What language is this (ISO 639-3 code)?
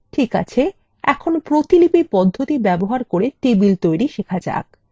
ben